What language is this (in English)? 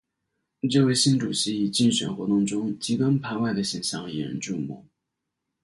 Chinese